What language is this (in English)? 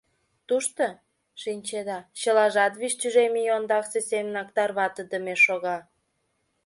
Mari